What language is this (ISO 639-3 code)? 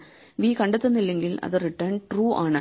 mal